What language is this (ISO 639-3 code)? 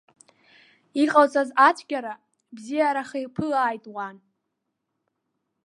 abk